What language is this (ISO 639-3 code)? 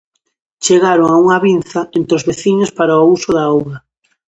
glg